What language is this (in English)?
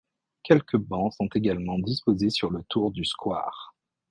French